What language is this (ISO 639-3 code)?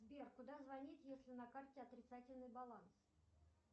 rus